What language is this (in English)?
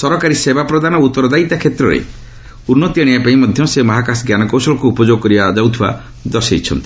Odia